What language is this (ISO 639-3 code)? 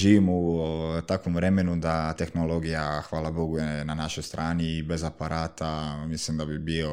hrv